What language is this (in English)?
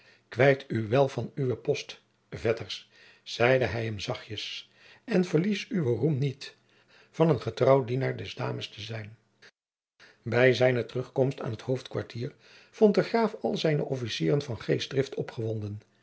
Dutch